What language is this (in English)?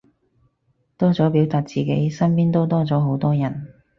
Cantonese